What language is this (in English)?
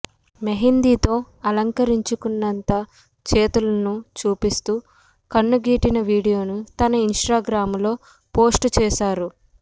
Telugu